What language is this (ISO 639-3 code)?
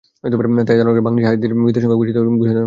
ben